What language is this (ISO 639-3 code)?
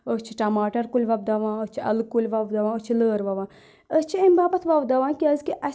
kas